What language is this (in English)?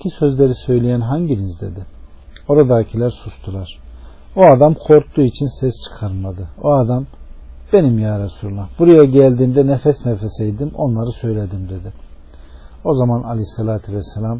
Turkish